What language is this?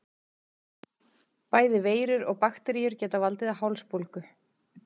Icelandic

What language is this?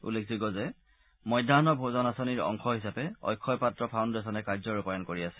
Assamese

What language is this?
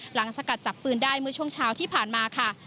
Thai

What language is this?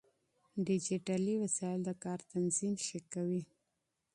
Pashto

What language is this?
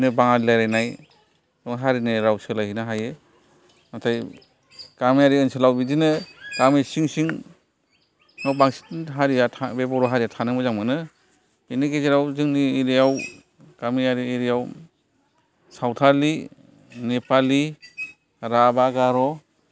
Bodo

